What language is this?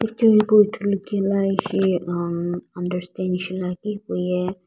Sumi Naga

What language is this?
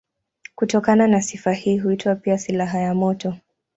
Swahili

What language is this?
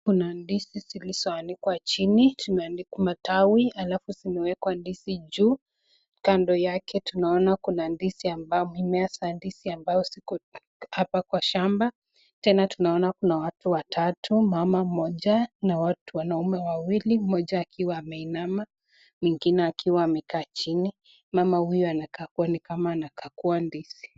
Swahili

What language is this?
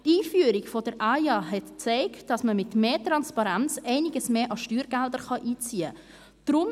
Swiss German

